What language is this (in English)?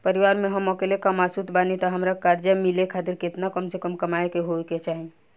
Bhojpuri